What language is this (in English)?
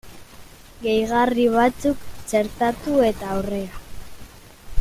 Basque